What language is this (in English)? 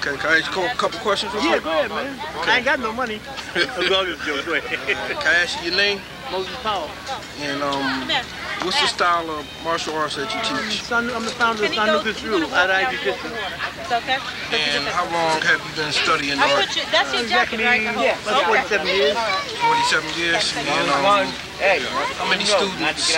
English